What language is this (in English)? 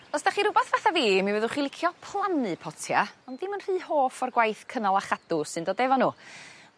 Welsh